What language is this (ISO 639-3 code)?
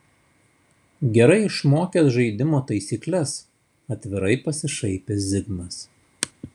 lit